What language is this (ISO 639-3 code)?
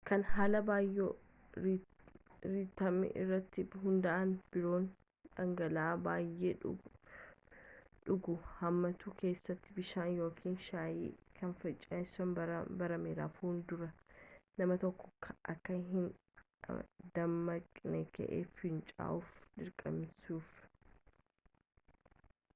orm